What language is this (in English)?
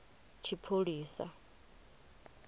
Venda